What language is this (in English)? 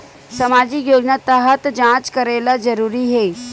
Chhattisgarhi